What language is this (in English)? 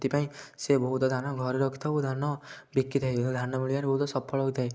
Odia